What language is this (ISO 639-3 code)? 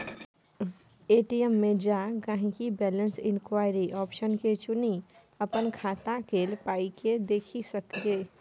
mai